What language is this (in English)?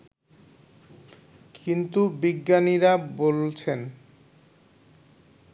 Bangla